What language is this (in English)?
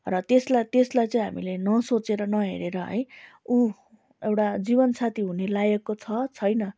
Nepali